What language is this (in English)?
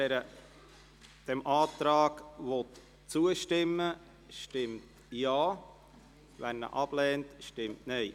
Swiss German